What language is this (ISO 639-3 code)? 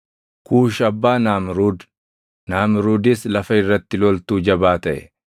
orm